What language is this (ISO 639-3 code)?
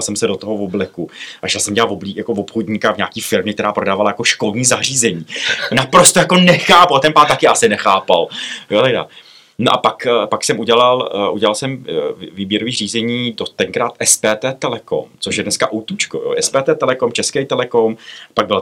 ces